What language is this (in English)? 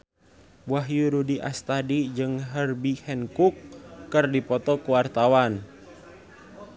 Sundanese